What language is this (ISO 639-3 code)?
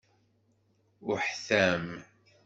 kab